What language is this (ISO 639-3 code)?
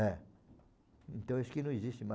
por